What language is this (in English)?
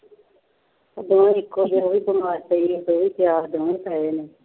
Punjabi